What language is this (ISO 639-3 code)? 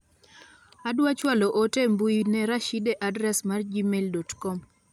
luo